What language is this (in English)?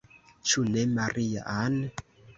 Esperanto